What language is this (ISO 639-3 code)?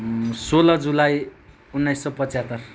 nep